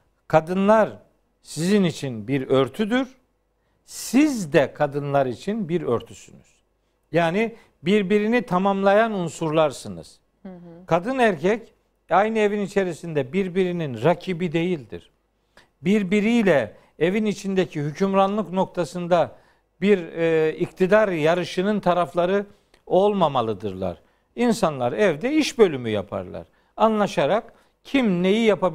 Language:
Turkish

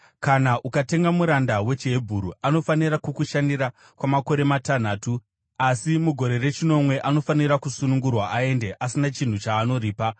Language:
Shona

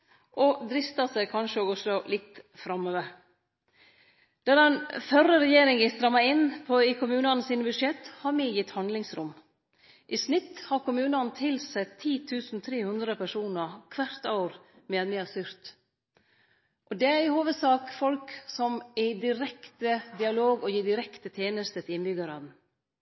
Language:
Norwegian Nynorsk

